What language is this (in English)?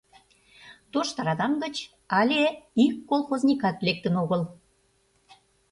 Mari